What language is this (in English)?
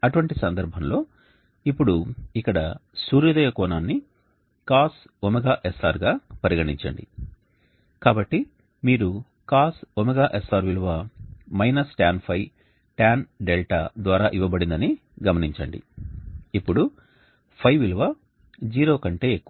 Telugu